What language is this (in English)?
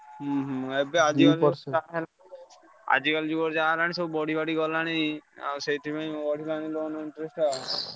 Odia